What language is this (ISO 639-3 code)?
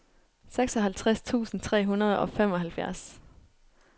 dan